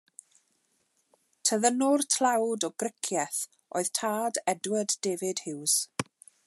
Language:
Welsh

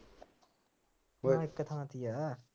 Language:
Punjabi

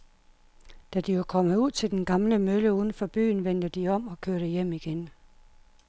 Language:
Danish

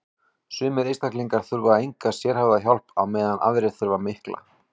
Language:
Icelandic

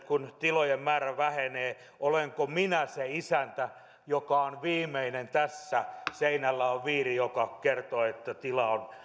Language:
Finnish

